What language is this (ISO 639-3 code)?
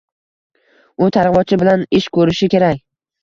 uzb